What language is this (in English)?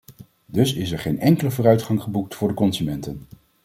Dutch